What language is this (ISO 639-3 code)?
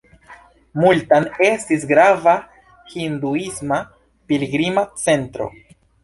epo